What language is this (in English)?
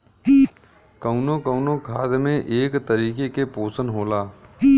Bhojpuri